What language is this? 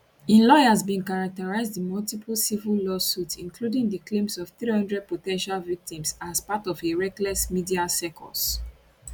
Nigerian Pidgin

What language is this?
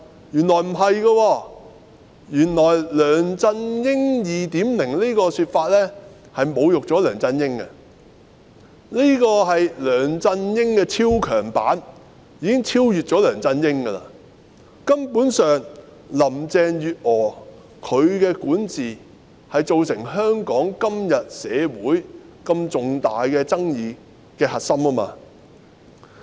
Cantonese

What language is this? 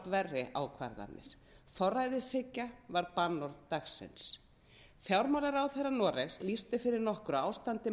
Icelandic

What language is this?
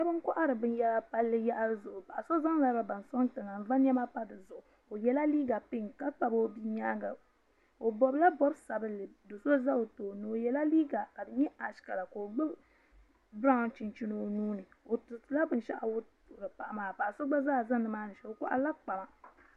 Dagbani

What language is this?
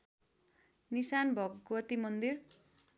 Nepali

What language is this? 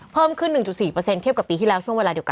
Thai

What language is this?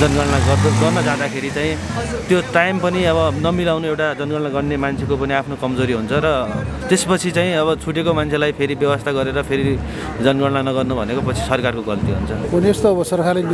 Indonesian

